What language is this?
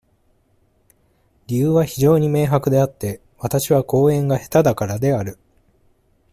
Japanese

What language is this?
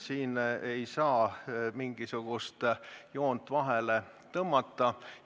Estonian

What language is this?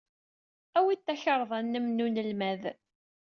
Kabyle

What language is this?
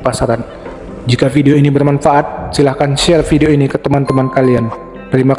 Indonesian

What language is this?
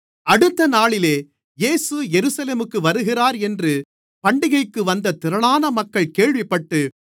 Tamil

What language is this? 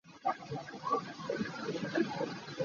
Hakha Chin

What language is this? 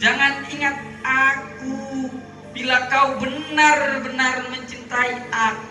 Indonesian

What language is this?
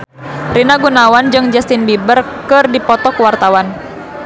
Sundanese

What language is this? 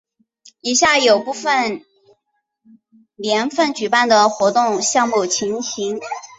Chinese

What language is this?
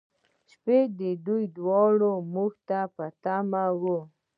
Pashto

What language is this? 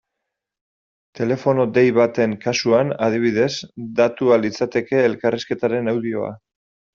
Basque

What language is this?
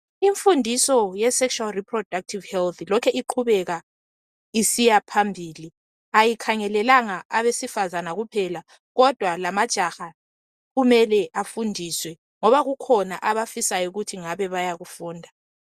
North Ndebele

